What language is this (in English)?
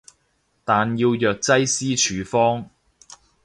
Cantonese